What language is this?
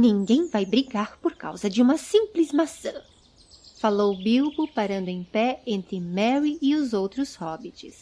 Portuguese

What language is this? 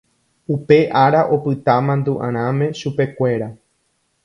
Guarani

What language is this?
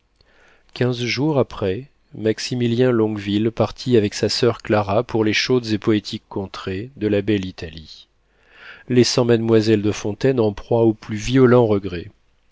French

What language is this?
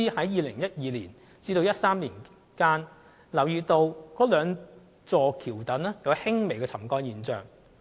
Cantonese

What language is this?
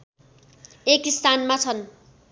Nepali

